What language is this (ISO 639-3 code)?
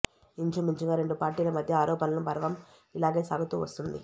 tel